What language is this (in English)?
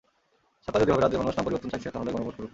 Bangla